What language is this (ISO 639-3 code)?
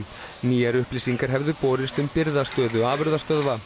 isl